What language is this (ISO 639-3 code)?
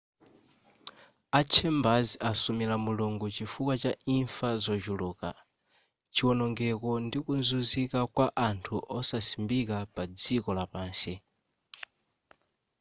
nya